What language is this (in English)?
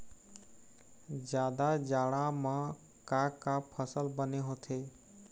Chhattisgarhi